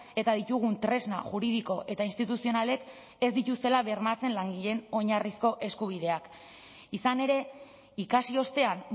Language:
Basque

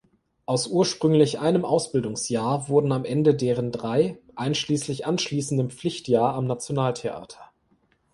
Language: German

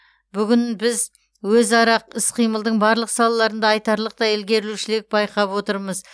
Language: Kazakh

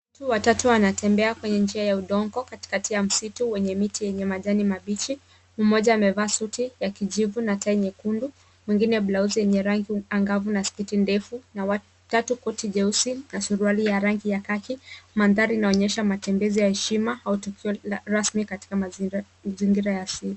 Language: Swahili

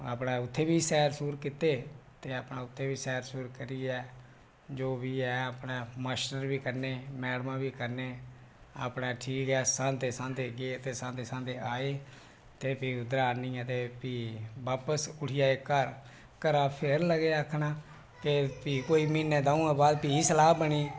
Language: Dogri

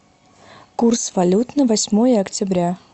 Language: Russian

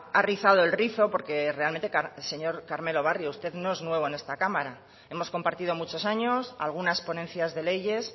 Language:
Spanish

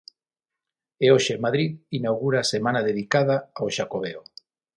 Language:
Galician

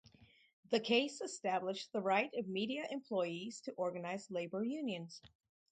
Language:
English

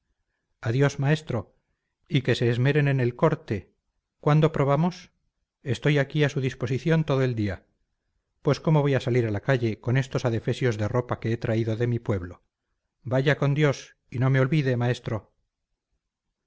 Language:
Spanish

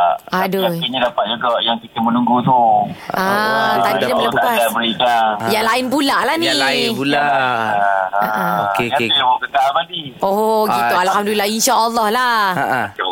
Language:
Malay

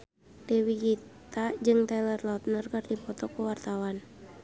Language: Sundanese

